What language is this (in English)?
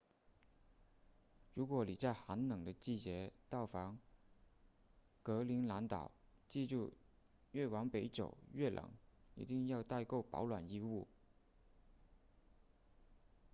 Chinese